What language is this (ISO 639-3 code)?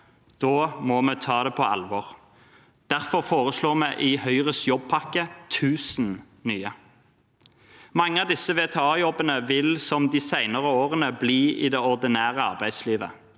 nor